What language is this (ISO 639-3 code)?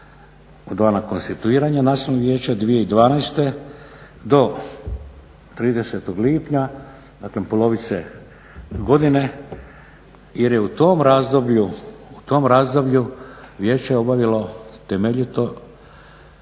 hrv